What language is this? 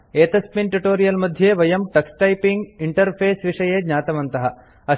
Sanskrit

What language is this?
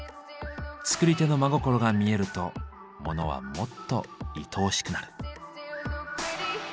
Japanese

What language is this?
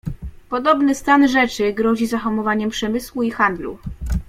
Polish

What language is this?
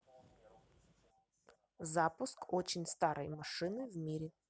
Russian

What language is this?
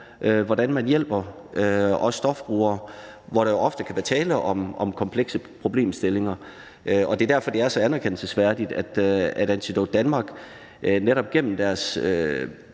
Danish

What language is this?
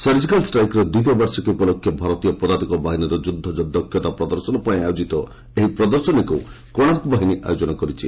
Odia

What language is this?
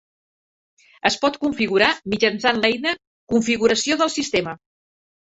Catalan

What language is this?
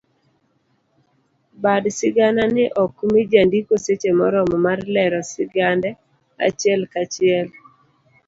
Luo (Kenya and Tanzania)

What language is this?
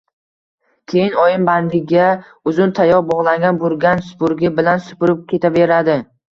Uzbek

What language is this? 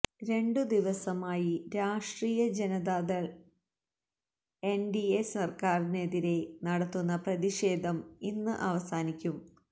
Malayalam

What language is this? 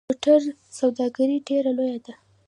Pashto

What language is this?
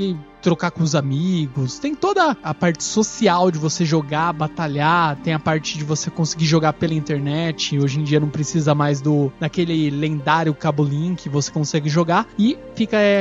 Portuguese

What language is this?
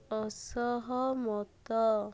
Odia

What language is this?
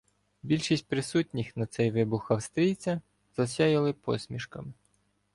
Ukrainian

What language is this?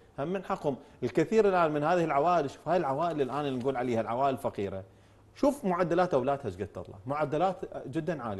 Arabic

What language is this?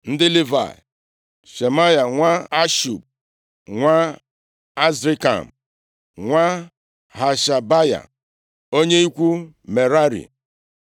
Igbo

